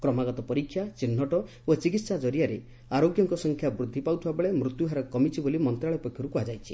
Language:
Odia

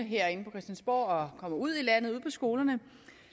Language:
Danish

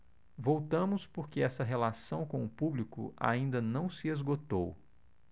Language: Portuguese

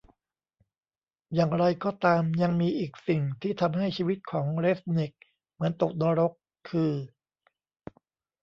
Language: Thai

